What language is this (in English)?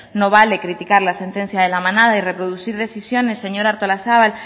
Spanish